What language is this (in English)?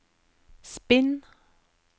Norwegian